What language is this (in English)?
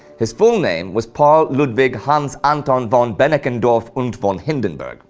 English